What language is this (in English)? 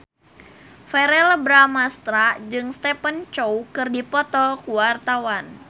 Sundanese